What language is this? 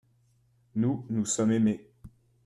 French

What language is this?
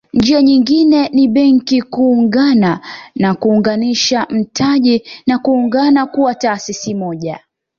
Swahili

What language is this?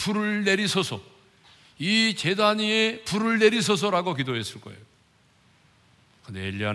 Korean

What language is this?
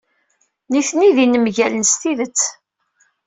Kabyle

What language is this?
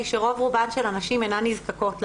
Hebrew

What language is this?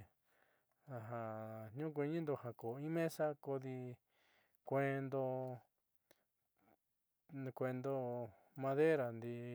Southeastern Nochixtlán Mixtec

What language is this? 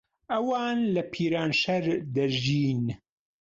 Central Kurdish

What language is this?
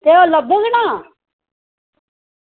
Dogri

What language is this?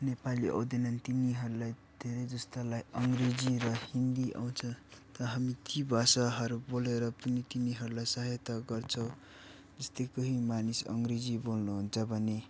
Nepali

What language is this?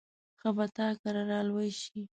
Pashto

